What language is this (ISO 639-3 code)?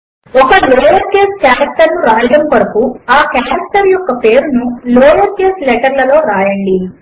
tel